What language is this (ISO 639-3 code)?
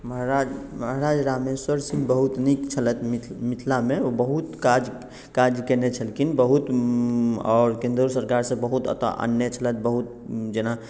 mai